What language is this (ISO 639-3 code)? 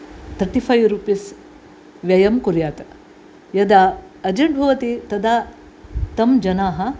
san